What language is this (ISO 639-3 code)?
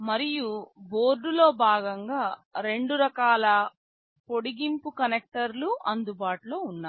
tel